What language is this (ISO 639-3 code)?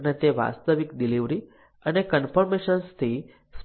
guj